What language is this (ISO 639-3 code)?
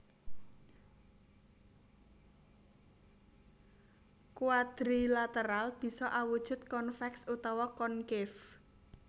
jav